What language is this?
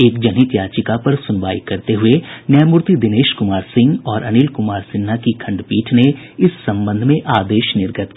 Hindi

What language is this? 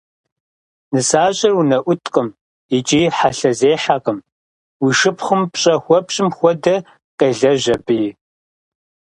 Kabardian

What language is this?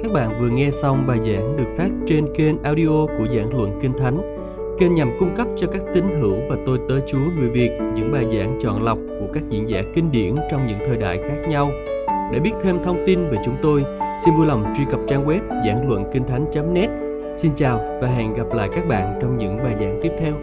Vietnamese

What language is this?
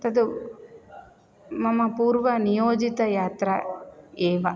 Sanskrit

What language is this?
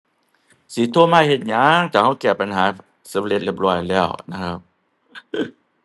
Thai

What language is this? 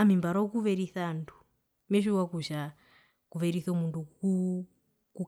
Herero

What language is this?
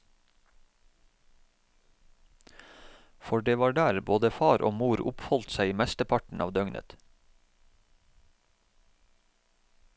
Norwegian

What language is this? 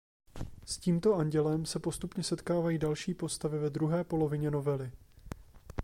Czech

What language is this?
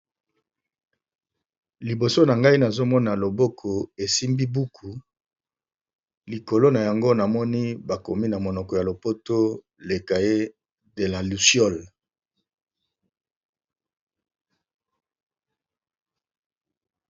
Lingala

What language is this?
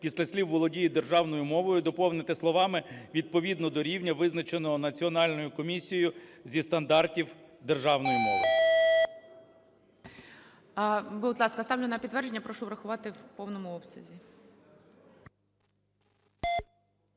Ukrainian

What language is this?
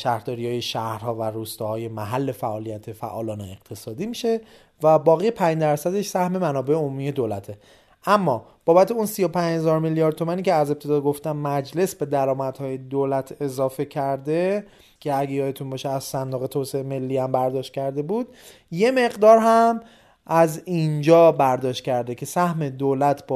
Persian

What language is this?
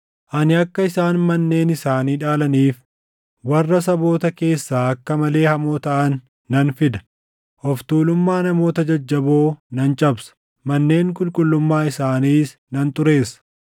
Oromo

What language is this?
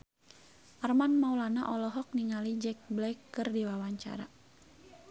Sundanese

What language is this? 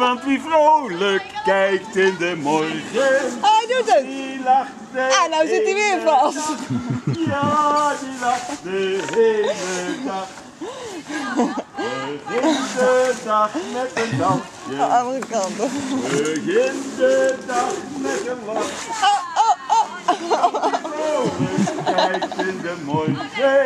Dutch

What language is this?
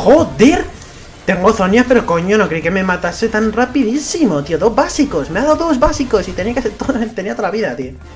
Spanish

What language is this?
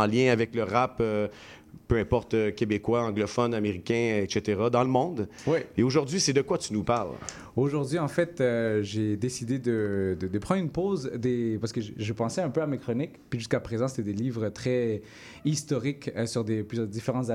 French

